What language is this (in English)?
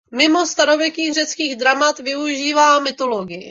Czech